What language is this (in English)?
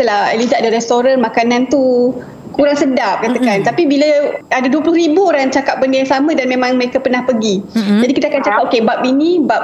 Malay